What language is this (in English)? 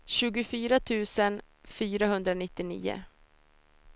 Swedish